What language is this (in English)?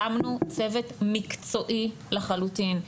Hebrew